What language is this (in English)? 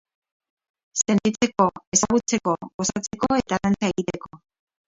Basque